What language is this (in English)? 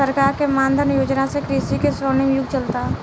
Bhojpuri